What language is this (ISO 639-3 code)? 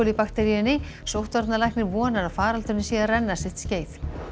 isl